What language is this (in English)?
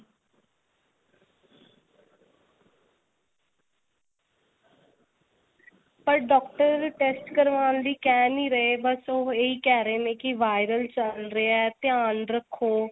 Punjabi